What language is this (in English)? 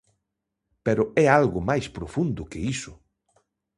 Galician